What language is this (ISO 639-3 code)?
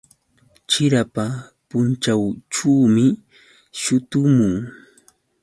qux